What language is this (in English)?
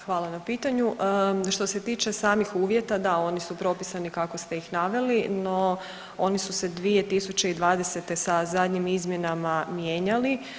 Croatian